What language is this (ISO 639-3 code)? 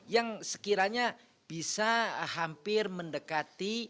ind